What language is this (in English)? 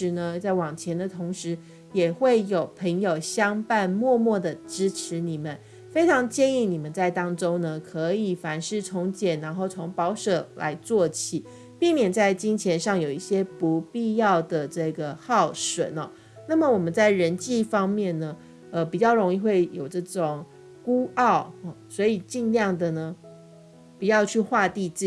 Chinese